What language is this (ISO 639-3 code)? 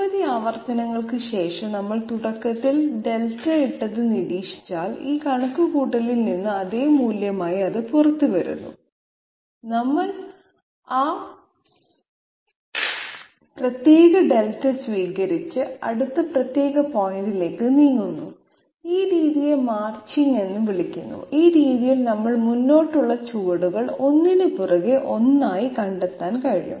mal